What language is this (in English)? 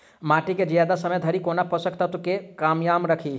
Maithili